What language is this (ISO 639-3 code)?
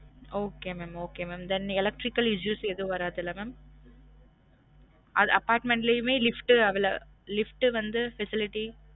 tam